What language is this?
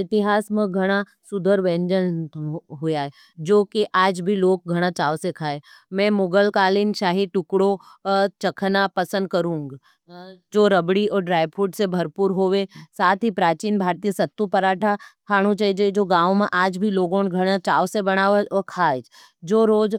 Nimadi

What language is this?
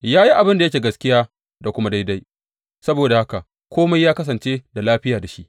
Hausa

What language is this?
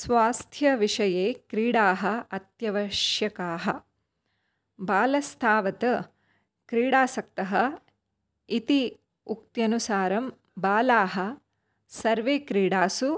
Sanskrit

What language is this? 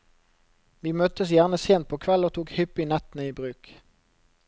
Norwegian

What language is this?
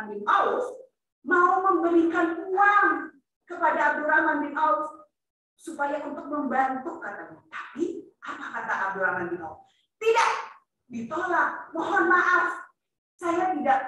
Indonesian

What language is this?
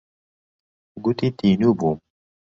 Central Kurdish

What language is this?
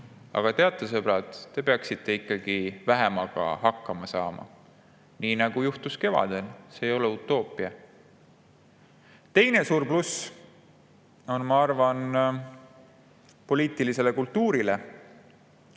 Estonian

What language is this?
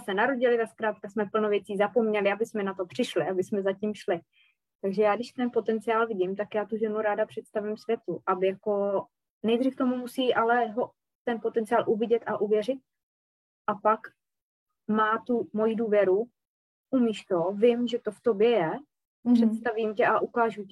Czech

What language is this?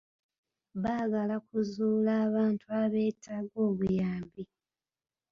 Ganda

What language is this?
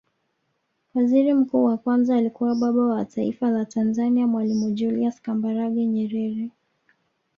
Swahili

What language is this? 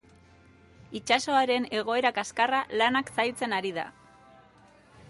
Basque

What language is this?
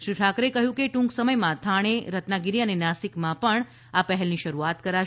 Gujarati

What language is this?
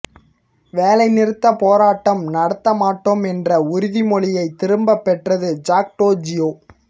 Tamil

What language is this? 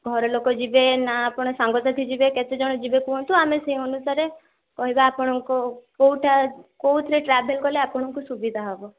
Odia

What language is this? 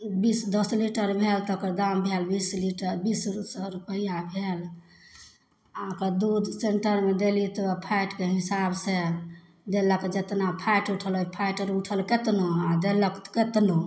Maithili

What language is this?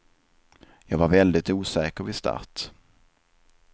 Swedish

